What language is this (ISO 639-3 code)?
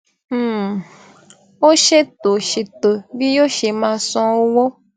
yor